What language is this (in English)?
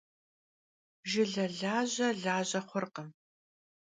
Kabardian